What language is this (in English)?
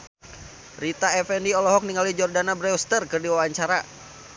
Sundanese